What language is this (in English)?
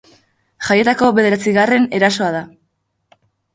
Basque